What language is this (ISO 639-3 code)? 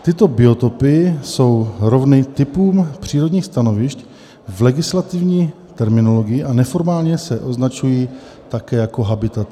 ces